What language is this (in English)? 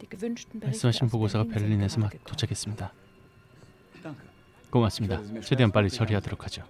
Korean